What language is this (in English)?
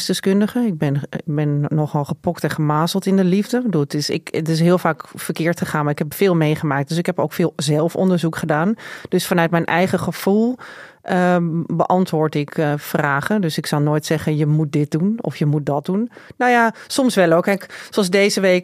Dutch